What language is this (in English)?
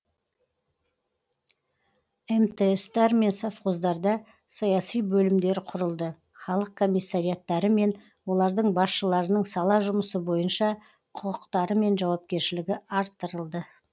Kazakh